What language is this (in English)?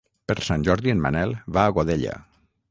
Catalan